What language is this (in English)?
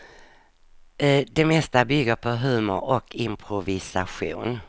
Swedish